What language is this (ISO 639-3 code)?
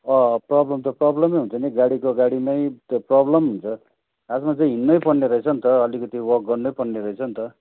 nep